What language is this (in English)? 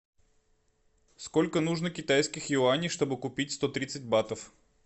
Russian